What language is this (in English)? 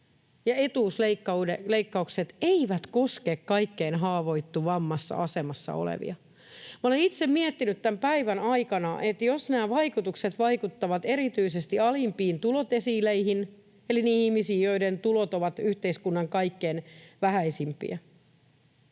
Finnish